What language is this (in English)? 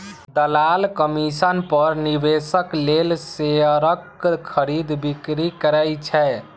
Maithili